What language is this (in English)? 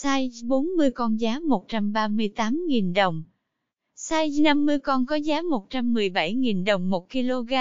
Vietnamese